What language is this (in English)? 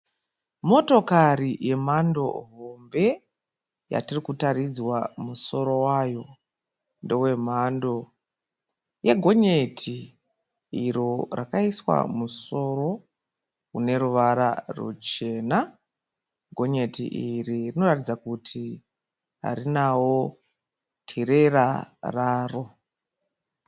Shona